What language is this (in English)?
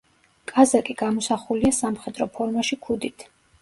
Georgian